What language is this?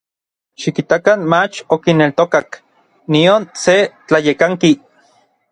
Orizaba Nahuatl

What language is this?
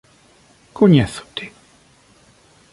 Galician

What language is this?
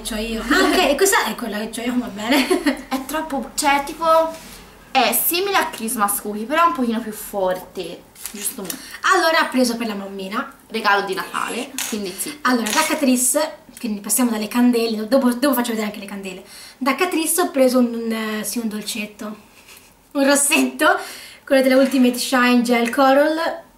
Italian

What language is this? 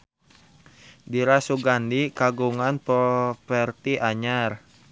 Sundanese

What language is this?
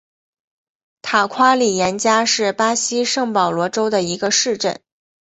Chinese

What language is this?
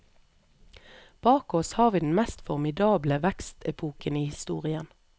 Norwegian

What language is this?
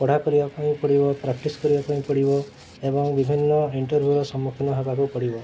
Odia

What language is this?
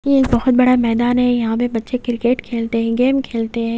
Hindi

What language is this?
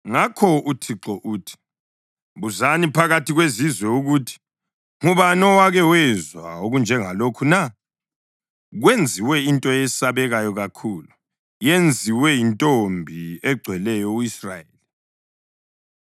North Ndebele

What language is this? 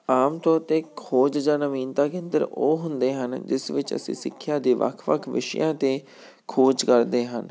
Punjabi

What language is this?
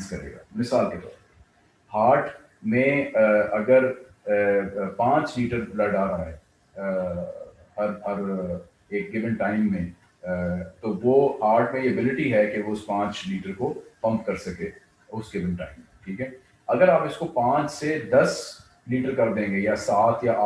Hindi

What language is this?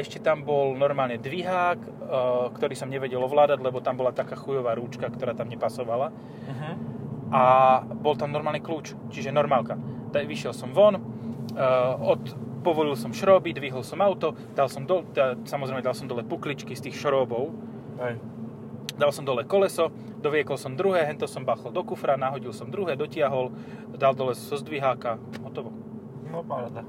Slovak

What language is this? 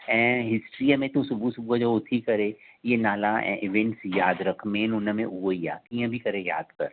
Sindhi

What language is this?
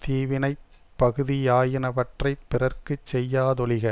Tamil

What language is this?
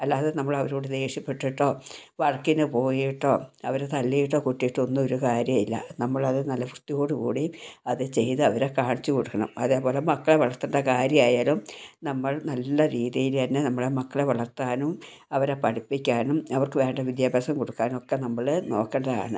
Malayalam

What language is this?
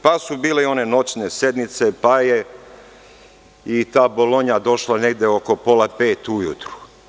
Serbian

